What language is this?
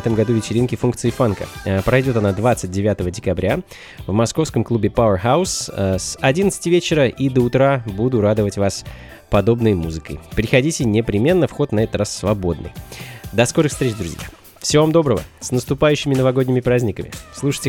Russian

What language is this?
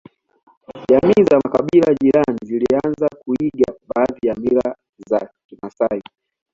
Swahili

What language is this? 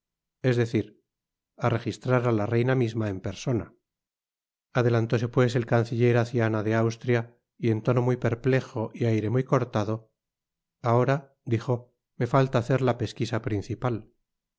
Spanish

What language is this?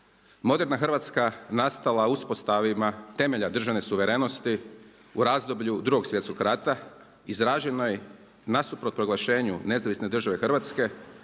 Croatian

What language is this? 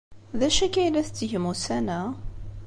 Kabyle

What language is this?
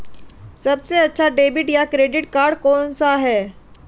Hindi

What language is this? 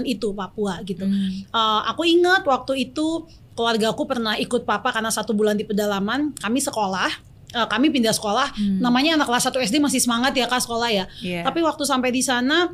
Indonesian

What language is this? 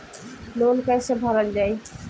Bhojpuri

